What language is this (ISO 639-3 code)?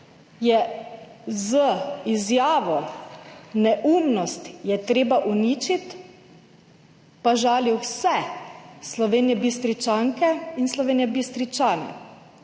slv